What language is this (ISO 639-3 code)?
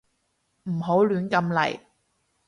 yue